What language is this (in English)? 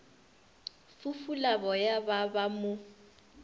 Northern Sotho